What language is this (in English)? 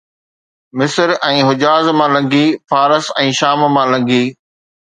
Sindhi